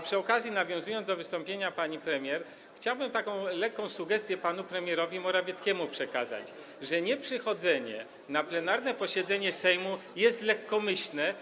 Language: Polish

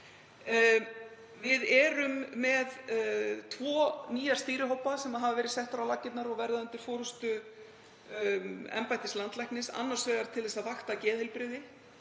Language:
Icelandic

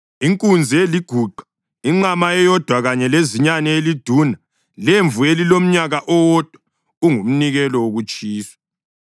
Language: North Ndebele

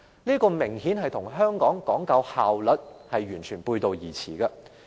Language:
Cantonese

